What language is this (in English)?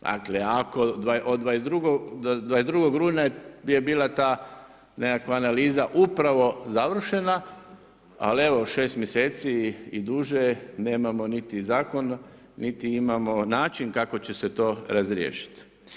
Croatian